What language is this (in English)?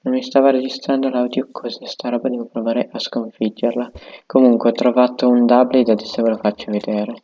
Italian